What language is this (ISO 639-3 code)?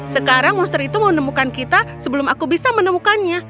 ind